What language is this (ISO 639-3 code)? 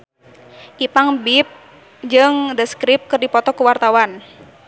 sun